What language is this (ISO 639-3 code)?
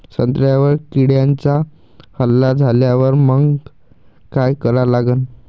mar